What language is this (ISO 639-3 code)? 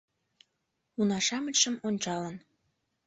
chm